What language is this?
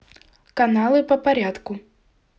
Russian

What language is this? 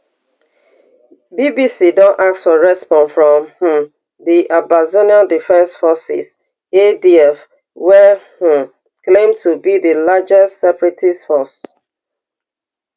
Nigerian Pidgin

